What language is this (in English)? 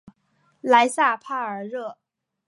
Chinese